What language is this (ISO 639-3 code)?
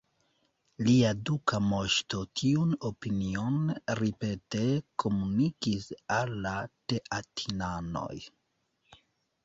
epo